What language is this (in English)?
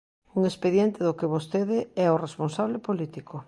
Galician